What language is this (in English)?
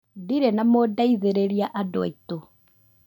Kikuyu